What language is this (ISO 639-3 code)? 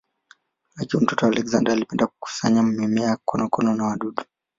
swa